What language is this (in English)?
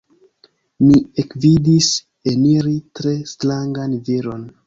Esperanto